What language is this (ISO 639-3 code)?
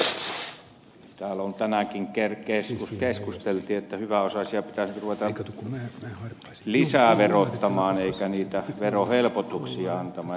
fin